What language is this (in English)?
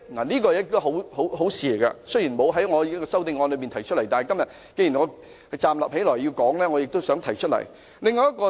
Cantonese